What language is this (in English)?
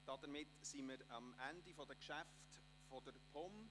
Swiss German